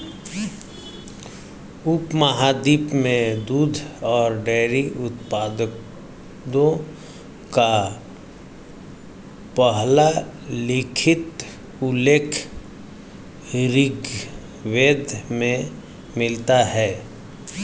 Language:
Hindi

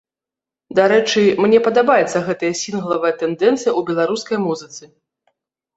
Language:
Belarusian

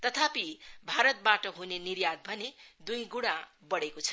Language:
Nepali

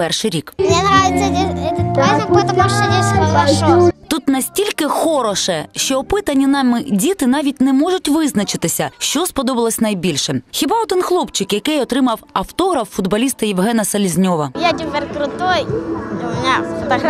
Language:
Ukrainian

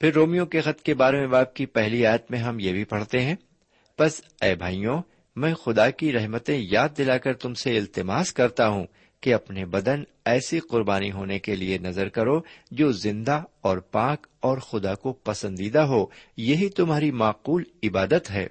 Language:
Urdu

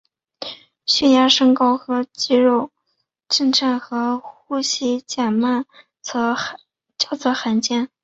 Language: Chinese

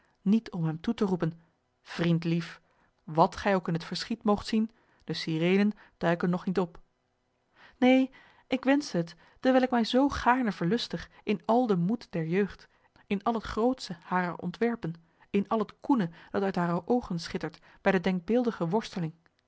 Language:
Dutch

